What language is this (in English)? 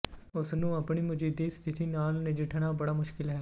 Punjabi